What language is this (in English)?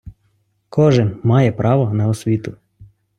Ukrainian